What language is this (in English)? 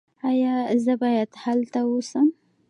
Pashto